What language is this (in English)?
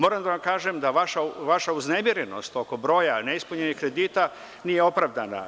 Serbian